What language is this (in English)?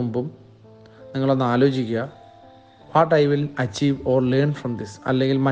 Malayalam